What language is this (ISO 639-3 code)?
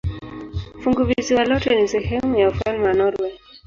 swa